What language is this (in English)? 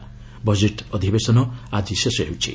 Odia